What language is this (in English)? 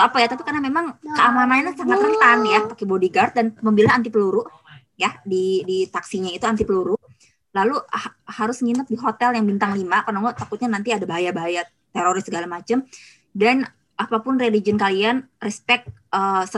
Indonesian